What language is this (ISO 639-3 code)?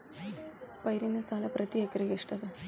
kan